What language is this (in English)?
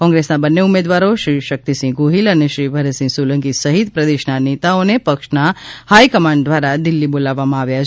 Gujarati